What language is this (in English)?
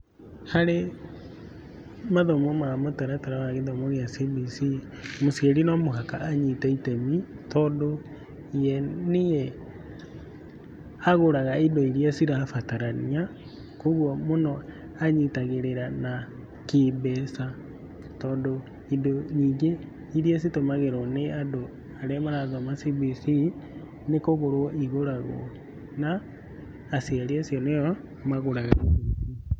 Kikuyu